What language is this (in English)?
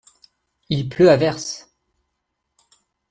French